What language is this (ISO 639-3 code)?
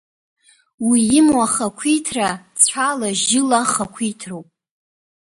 abk